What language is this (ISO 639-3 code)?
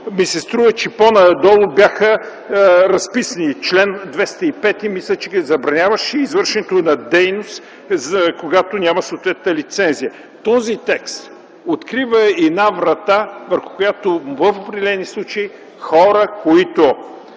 bul